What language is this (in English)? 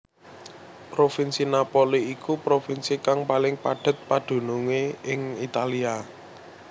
Javanese